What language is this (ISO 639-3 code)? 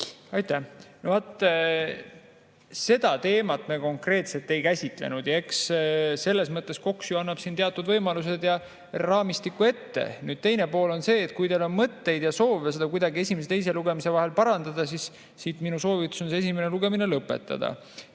est